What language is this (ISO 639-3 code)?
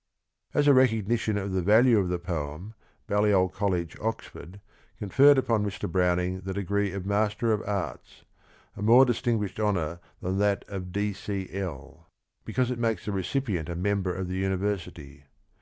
eng